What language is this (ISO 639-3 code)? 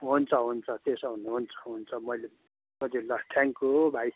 nep